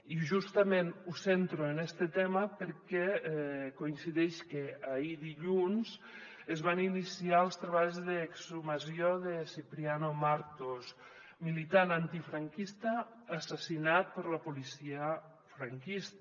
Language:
Catalan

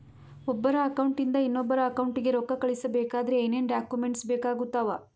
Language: Kannada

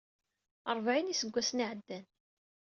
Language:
Kabyle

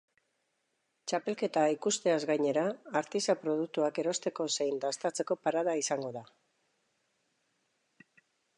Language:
Basque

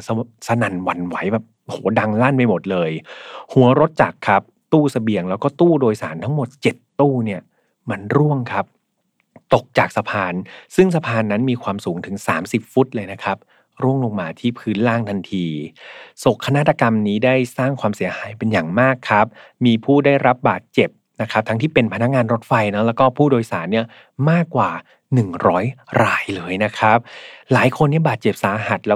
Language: Thai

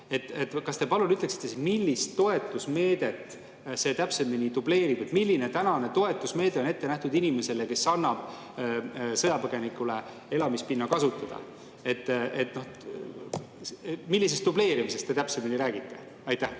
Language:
Estonian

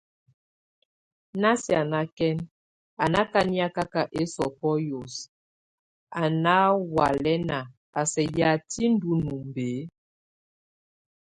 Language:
Tunen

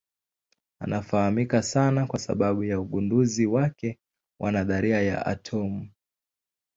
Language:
Swahili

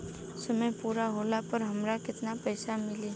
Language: Bhojpuri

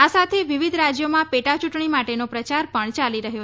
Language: Gujarati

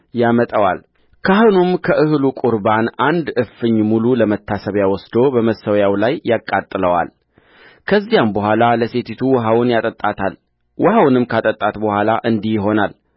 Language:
Amharic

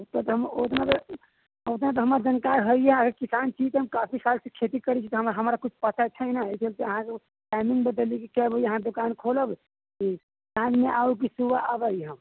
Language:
Maithili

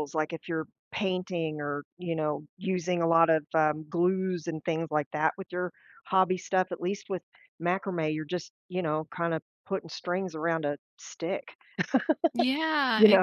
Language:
English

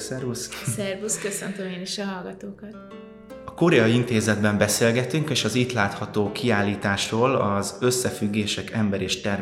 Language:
Hungarian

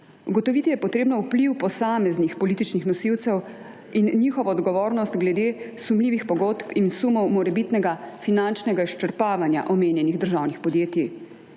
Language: Slovenian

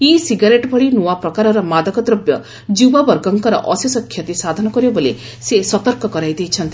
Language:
Odia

